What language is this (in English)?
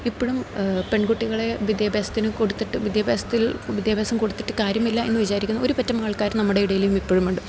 Malayalam